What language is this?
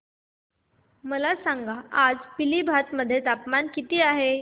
Marathi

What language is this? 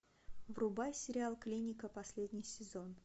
Russian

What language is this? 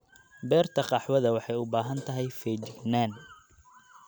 Somali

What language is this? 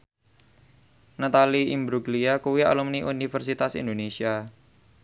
Javanese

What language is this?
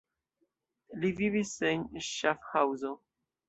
Esperanto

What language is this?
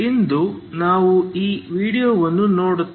Kannada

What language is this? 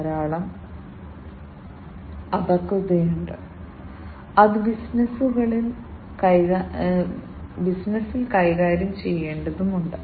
Malayalam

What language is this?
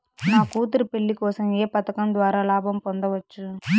Telugu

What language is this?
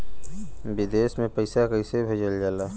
Bhojpuri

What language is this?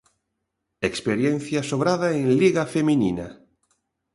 Galician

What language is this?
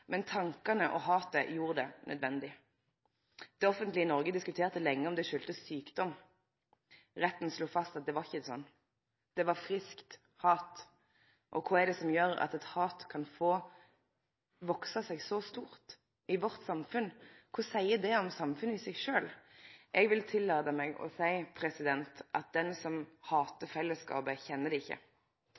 Norwegian Nynorsk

